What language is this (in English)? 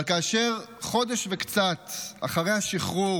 Hebrew